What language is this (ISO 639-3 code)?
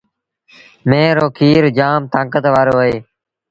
sbn